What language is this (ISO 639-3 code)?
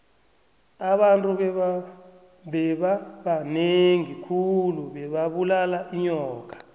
nbl